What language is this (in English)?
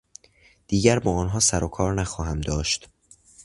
Persian